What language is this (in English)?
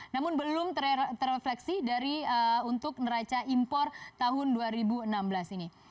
Indonesian